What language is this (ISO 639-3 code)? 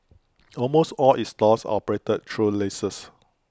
eng